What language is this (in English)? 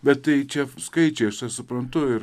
Lithuanian